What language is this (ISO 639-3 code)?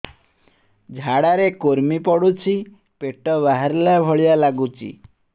ori